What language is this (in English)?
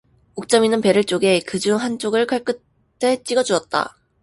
Korean